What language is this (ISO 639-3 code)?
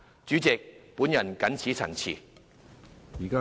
yue